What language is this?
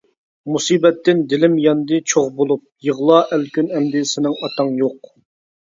Uyghur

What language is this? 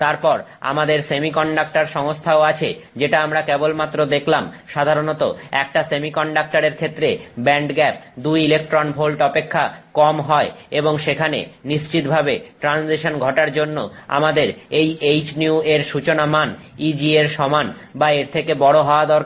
Bangla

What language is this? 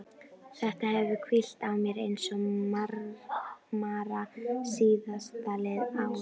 Icelandic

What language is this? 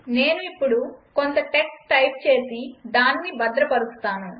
Telugu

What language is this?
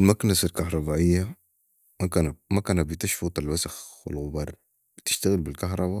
Sudanese Arabic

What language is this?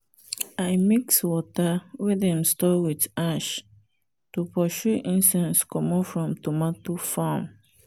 Nigerian Pidgin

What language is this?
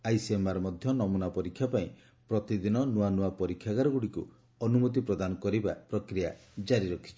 Odia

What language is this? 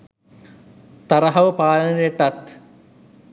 Sinhala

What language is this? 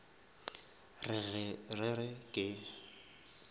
Northern Sotho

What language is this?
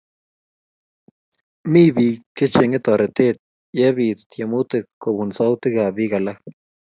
Kalenjin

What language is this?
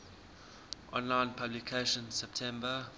English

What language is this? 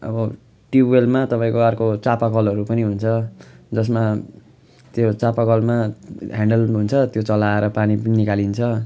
Nepali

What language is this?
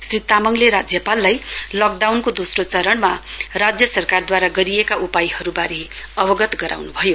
Nepali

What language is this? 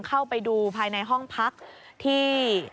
Thai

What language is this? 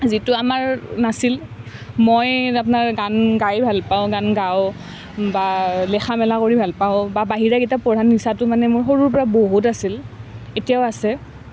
Assamese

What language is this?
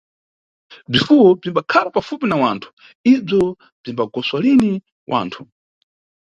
Nyungwe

